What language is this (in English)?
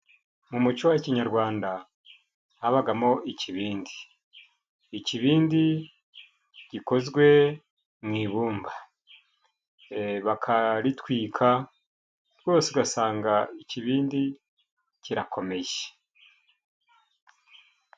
Kinyarwanda